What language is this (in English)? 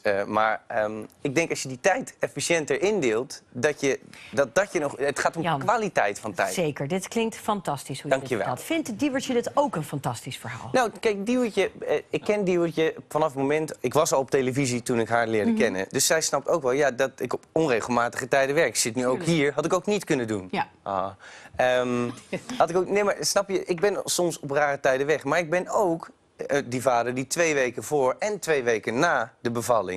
Dutch